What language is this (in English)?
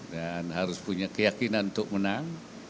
Indonesian